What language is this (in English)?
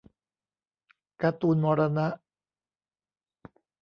Thai